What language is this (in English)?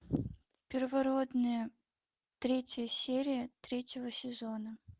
Russian